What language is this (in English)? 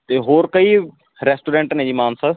Punjabi